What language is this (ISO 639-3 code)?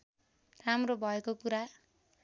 nep